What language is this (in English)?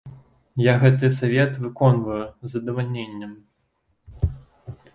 Belarusian